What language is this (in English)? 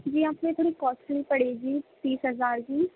Urdu